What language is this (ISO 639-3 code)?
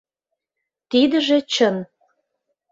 chm